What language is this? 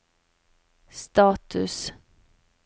Norwegian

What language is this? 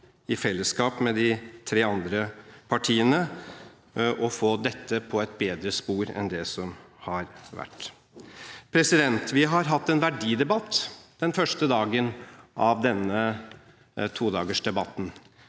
Norwegian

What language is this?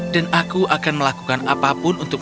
Indonesian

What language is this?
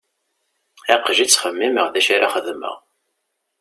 Kabyle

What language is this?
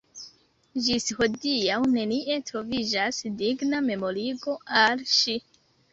Esperanto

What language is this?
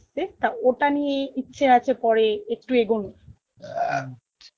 Bangla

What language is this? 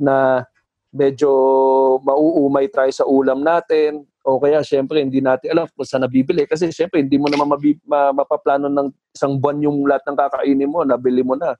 Filipino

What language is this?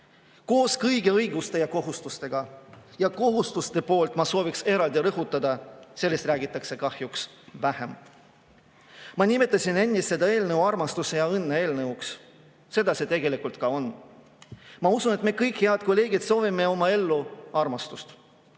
Estonian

